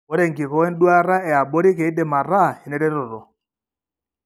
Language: Masai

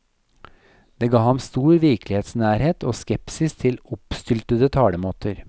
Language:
Norwegian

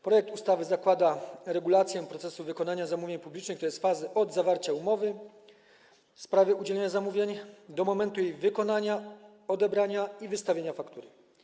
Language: Polish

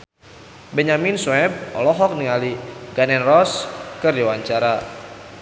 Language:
Sundanese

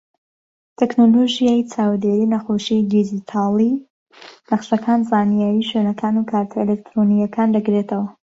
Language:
Central Kurdish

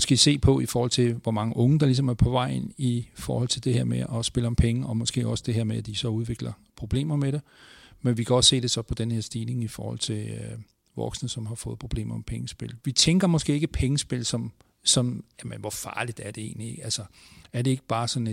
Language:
Danish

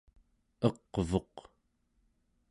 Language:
Central Yupik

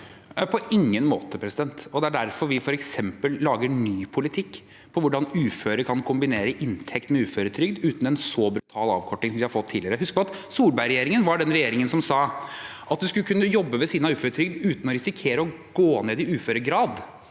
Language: Norwegian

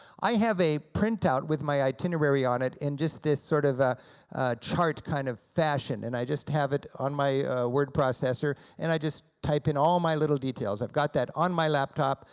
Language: English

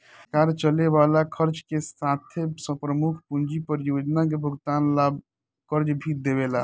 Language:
Bhojpuri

